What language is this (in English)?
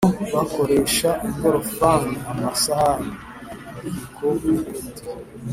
Kinyarwanda